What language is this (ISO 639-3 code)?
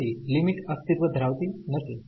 guj